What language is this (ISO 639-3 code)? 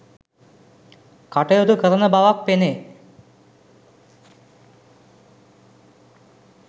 sin